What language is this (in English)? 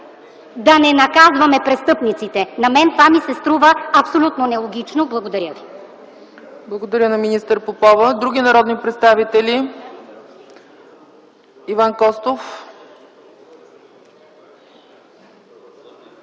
Bulgarian